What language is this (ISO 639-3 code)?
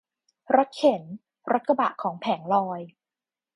tha